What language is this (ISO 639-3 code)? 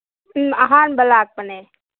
mni